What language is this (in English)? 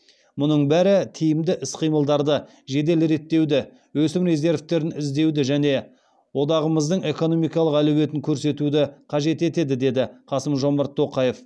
Kazakh